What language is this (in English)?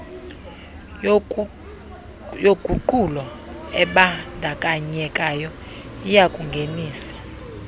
Xhosa